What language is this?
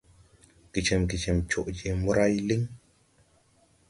Tupuri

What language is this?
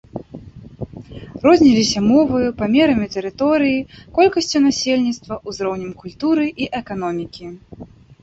Belarusian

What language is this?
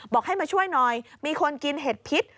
Thai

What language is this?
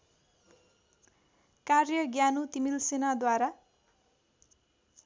Nepali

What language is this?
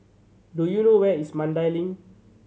English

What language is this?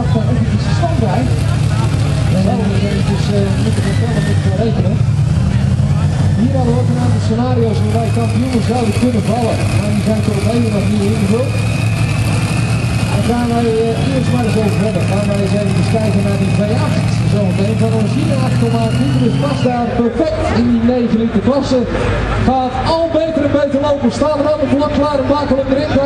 Dutch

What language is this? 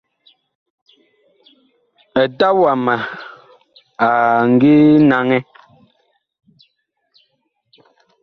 Bakoko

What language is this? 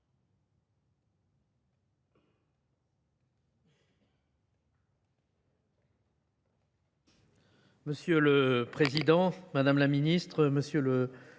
French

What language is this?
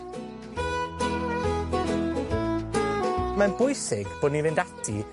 Welsh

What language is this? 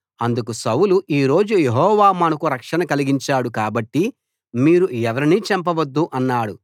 Telugu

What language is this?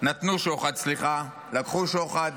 Hebrew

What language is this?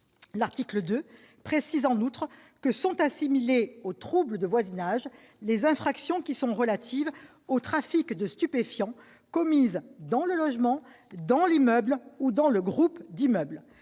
French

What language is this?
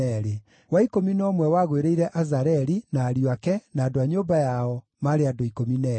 Kikuyu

